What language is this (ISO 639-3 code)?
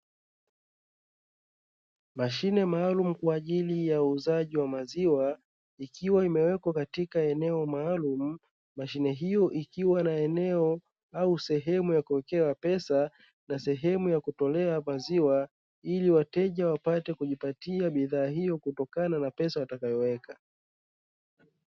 swa